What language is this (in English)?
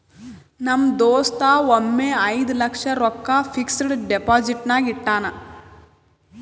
Kannada